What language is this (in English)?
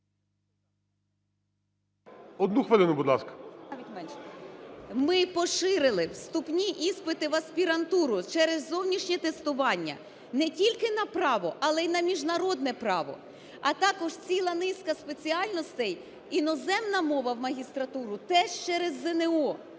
Ukrainian